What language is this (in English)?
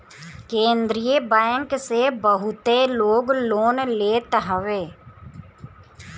Bhojpuri